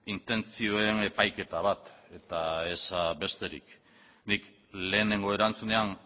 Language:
Basque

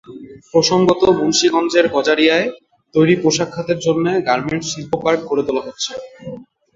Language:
Bangla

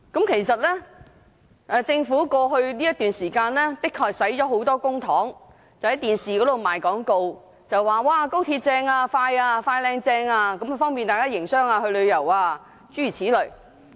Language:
Cantonese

